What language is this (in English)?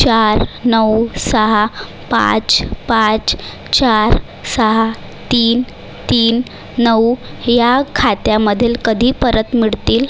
Marathi